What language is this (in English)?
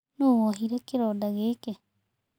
Kikuyu